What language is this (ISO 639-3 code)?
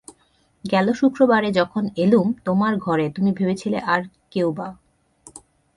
ben